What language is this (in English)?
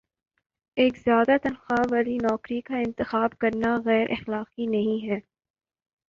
Urdu